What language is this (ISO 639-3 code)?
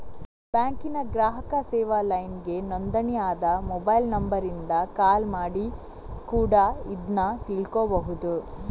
kan